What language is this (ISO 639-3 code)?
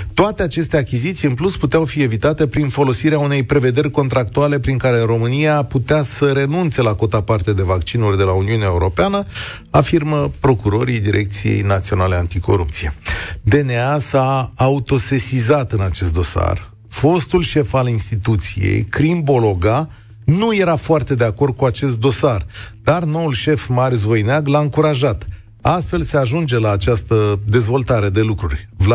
ron